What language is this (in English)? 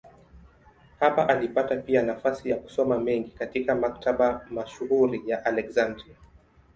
Swahili